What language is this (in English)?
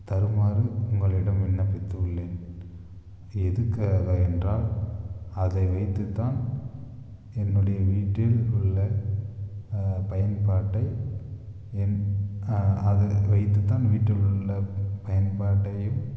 Tamil